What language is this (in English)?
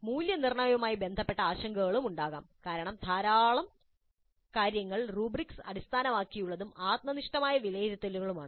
Malayalam